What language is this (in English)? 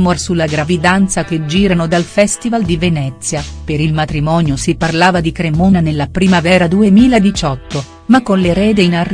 Italian